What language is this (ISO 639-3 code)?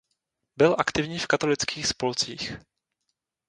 ces